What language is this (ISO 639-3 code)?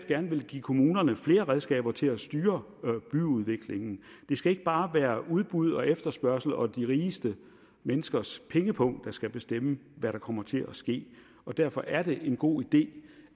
dan